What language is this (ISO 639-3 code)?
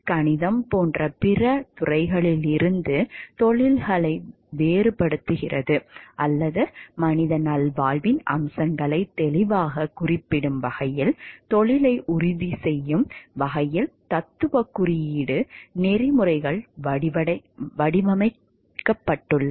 tam